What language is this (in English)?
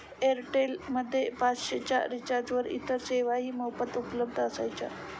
Marathi